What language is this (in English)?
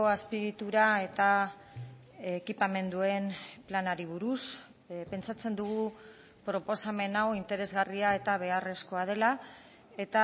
Basque